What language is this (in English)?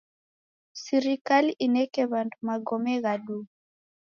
Taita